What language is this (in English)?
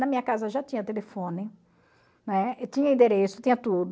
Portuguese